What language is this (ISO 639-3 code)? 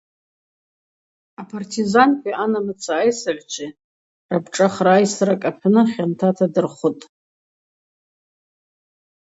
abq